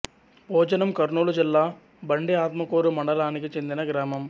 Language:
Telugu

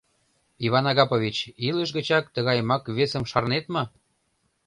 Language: Mari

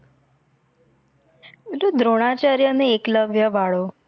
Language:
Gujarati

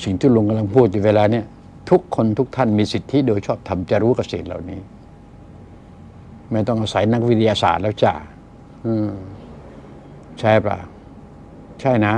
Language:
Thai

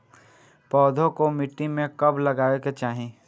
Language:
Bhojpuri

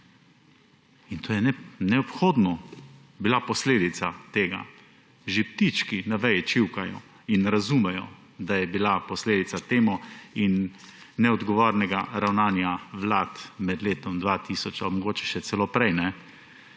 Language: Slovenian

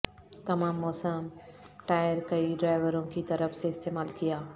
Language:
Urdu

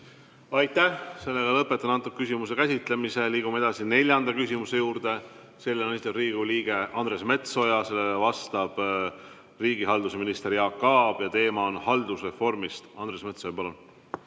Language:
Estonian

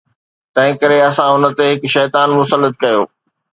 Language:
Sindhi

